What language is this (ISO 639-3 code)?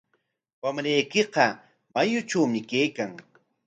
qwa